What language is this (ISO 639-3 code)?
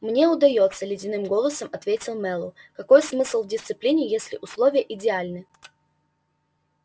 rus